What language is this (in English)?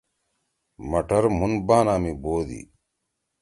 Torwali